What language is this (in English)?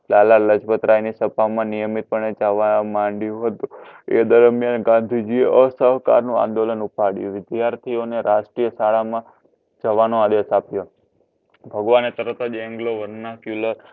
Gujarati